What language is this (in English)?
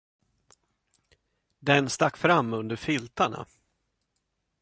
Swedish